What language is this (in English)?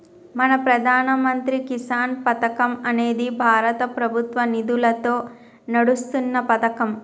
Telugu